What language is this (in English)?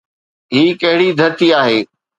Sindhi